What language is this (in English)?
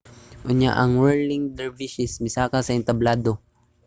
Cebuano